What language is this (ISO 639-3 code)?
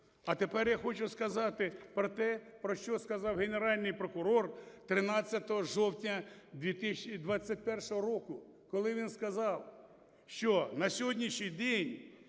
ukr